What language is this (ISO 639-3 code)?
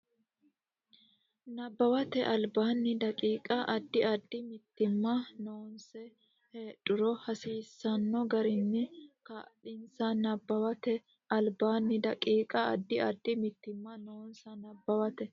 sid